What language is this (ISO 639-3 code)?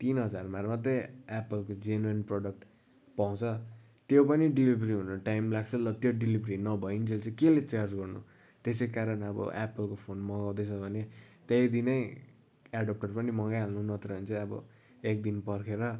nep